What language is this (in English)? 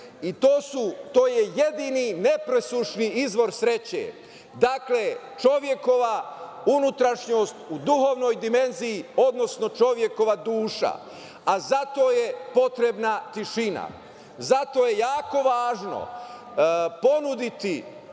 Serbian